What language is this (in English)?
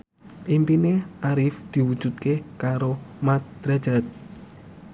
Javanese